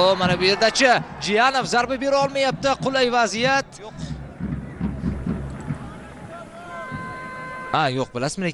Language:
Turkish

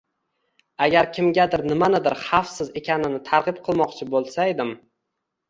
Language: Uzbek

